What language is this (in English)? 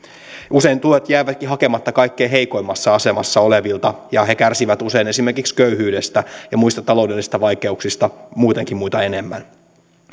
Finnish